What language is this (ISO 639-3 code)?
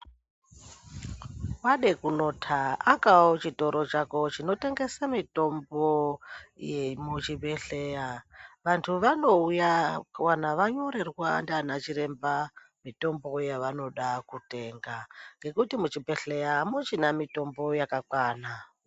ndc